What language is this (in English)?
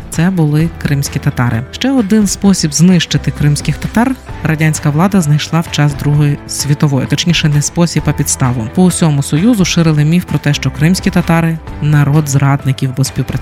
Ukrainian